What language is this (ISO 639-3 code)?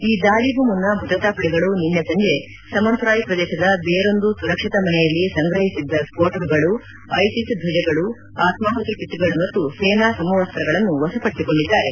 kan